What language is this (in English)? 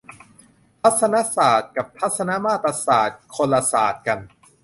Thai